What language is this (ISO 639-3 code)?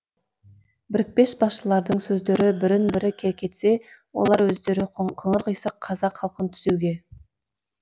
kaz